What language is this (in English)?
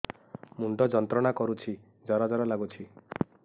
Odia